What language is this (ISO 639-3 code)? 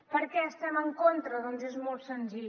cat